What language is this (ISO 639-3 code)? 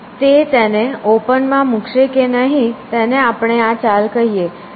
guj